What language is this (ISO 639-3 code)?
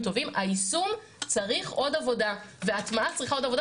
heb